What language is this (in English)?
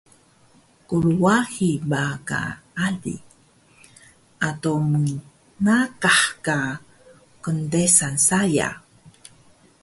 Taroko